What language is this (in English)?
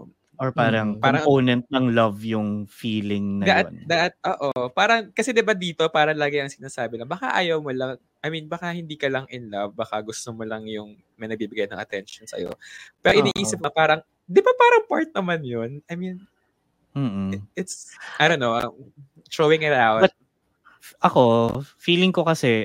Filipino